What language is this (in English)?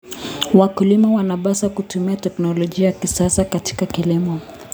Kalenjin